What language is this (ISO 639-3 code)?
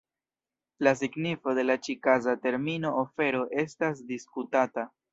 epo